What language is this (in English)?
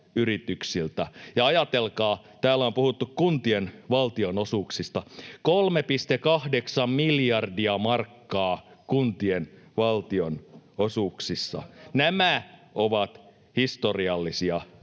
Finnish